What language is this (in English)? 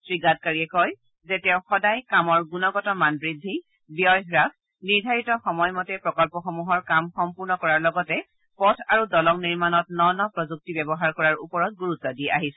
Assamese